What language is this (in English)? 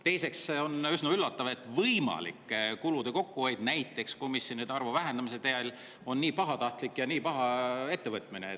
Estonian